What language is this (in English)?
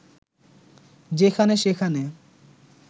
Bangla